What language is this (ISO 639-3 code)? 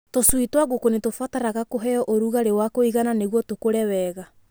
kik